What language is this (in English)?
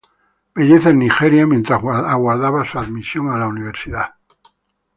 Spanish